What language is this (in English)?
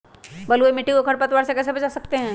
Magahi